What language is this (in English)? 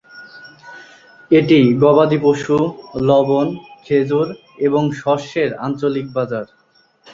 Bangla